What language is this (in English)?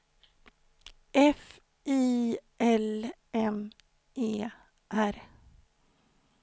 Swedish